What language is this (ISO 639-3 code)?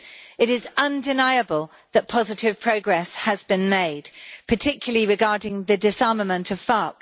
eng